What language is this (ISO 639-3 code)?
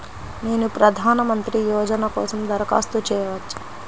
tel